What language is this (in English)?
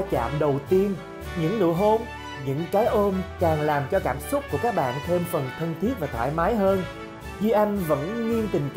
Vietnamese